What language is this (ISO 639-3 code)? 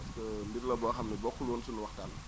wol